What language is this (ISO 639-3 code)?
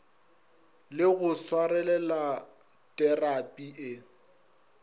nso